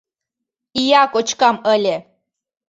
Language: Mari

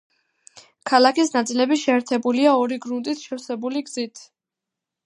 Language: Georgian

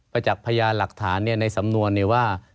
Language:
Thai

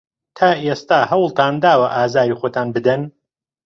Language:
Central Kurdish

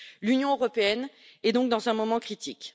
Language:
French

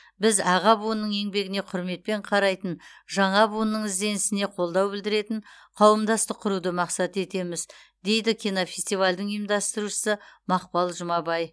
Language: Kazakh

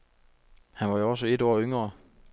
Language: Danish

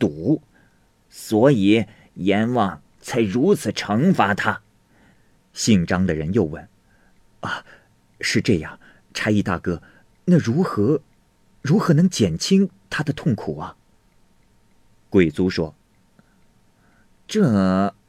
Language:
Chinese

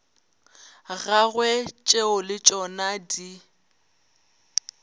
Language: Northern Sotho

